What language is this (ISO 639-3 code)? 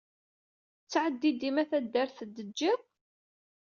kab